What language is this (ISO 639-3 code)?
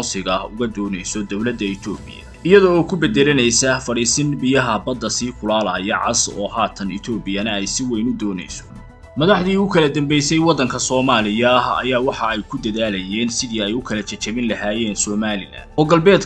ara